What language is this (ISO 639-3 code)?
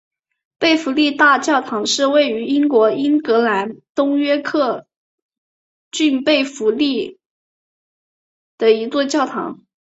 zho